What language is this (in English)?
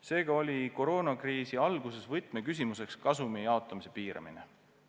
Estonian